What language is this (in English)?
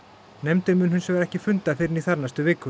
Icelandic